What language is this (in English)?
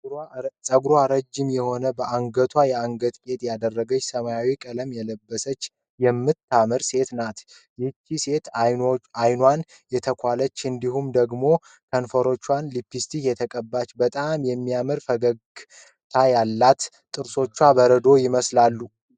Amharic